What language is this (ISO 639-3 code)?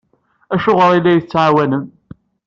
kab